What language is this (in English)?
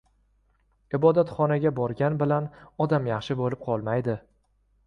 Uzbek